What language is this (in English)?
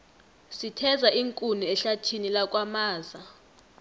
South Ndebele